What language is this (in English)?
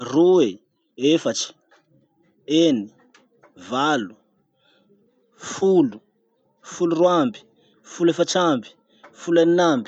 Masikoro Malagasy